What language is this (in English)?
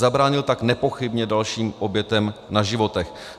Czech